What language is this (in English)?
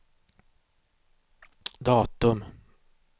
Swedish